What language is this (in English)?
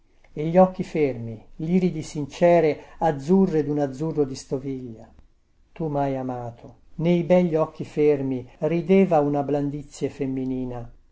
Italian